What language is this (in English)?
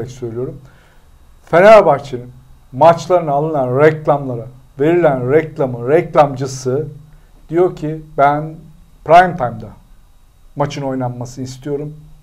Turkish